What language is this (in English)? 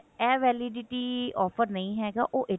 Punjabi